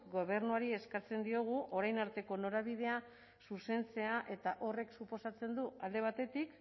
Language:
Basque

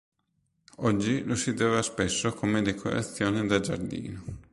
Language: Italian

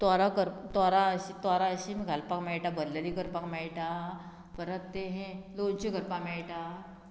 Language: Konkani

